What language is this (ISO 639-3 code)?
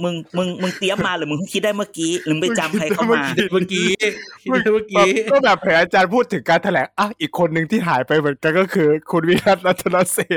tha